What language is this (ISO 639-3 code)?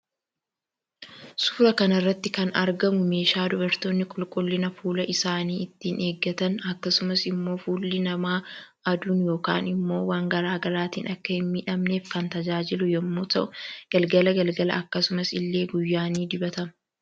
orm